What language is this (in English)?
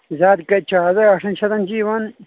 Kashmiri